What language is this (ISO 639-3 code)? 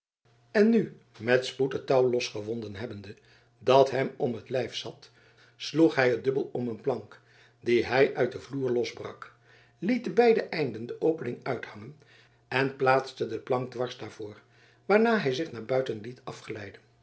nld